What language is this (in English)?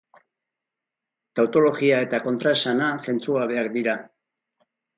Basque